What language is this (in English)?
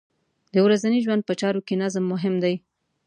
Pashto